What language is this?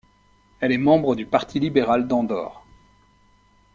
French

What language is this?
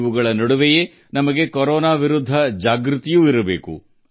Kannada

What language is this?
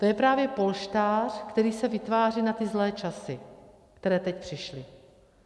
Czech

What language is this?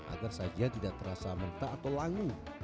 Indonesian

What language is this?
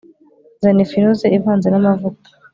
Kinyarwanda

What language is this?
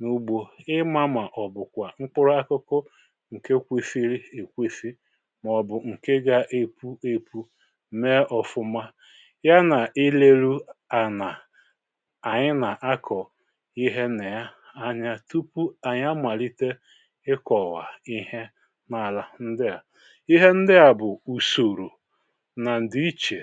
Igbo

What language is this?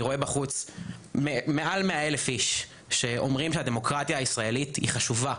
Hebrew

